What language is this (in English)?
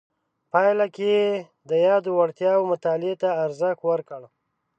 Pashto